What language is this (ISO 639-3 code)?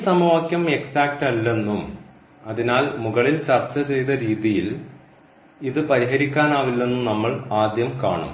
mal